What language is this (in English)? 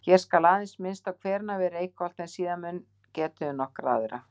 Icelandic